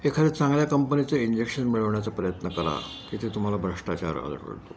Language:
Marathi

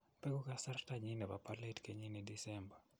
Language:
Kalenjin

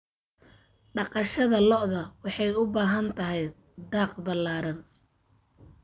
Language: Somali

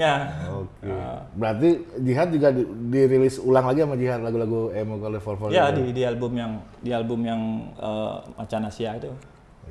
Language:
Indonesian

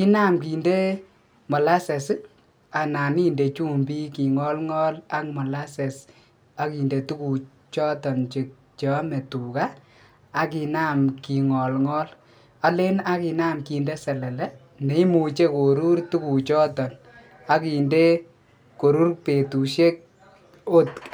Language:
Kalenjin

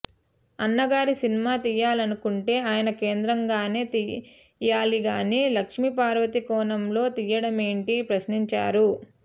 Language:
Telugu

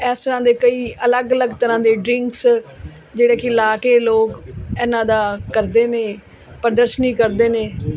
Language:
Punjabi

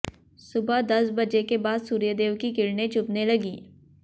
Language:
Hindi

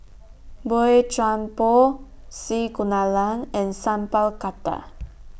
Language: English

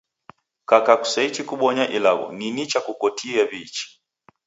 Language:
Taita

